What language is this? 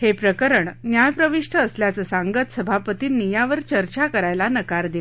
Marathi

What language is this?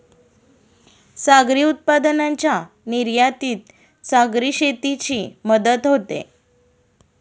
Marathi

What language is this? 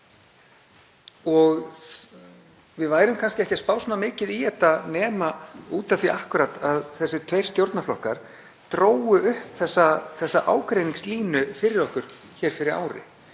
Icelandic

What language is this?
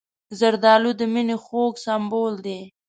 Pashto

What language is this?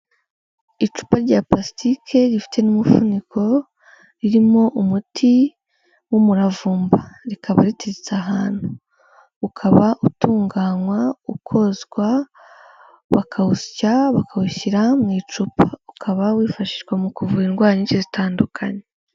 Kinyarwanda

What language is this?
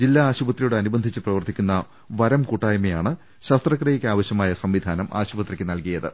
Malayalam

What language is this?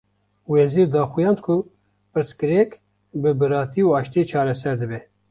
Kurdish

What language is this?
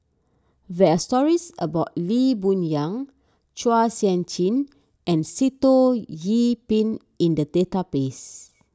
English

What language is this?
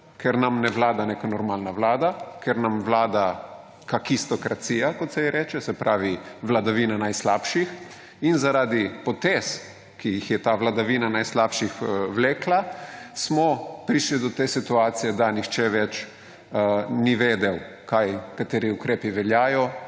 Slovenian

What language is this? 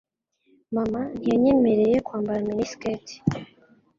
Kinyarwanda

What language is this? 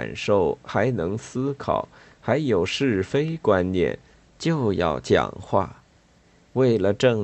Chinese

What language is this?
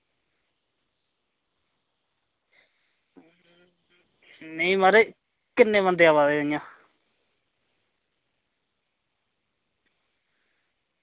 Dogri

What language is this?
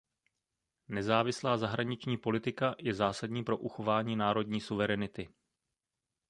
Czech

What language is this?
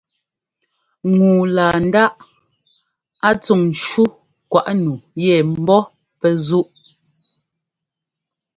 Ngomba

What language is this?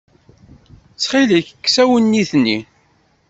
Kabyle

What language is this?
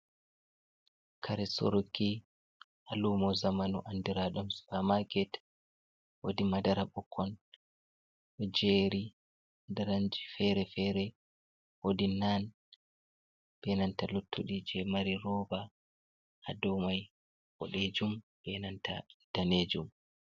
Fula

